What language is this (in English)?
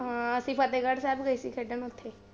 Punjabi